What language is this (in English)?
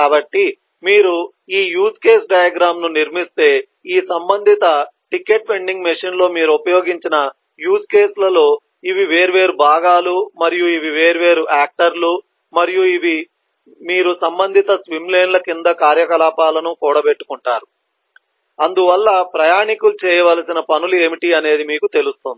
Telugu